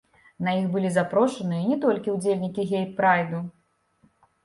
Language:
Belarusian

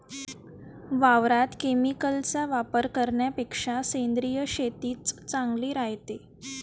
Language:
Marathi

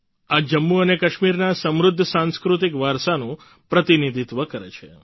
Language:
Gujarati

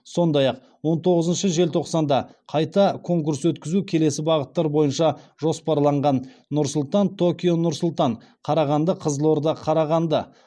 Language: Kazakh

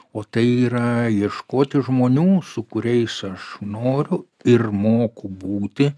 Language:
Lithuanian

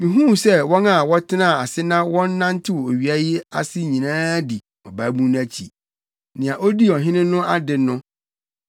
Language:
Akan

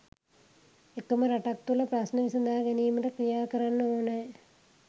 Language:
Sinhala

